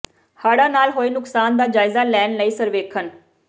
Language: Punjabi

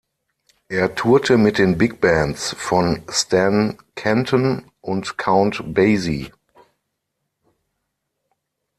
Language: German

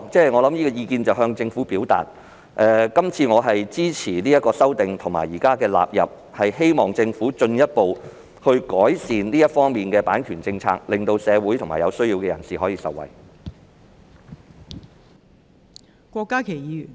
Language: Cantonese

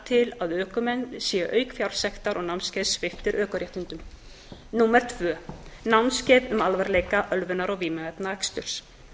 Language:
Icelandic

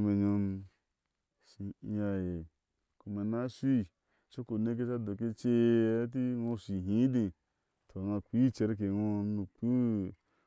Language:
Ashe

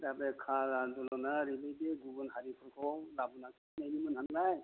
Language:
Bodo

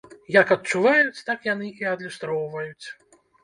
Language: Belarusian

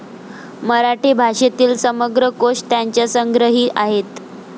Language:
Marathi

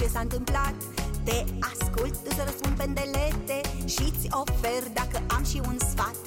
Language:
Romanian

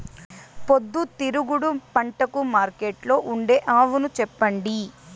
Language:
Telugu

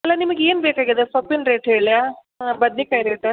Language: Kannada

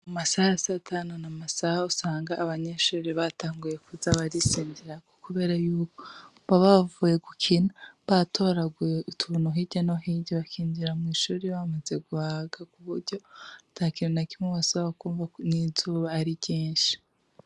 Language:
Rundi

